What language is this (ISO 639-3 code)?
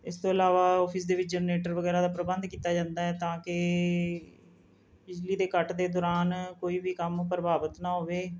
pan